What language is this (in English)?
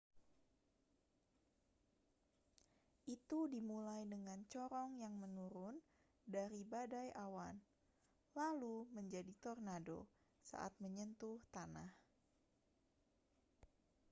Indonesian